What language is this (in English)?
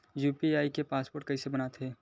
Chhattisgarhi